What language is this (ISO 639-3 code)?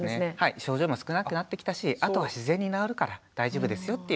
jpn